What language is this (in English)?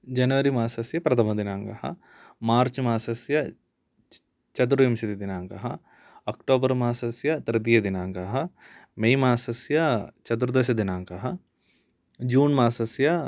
Sanskrit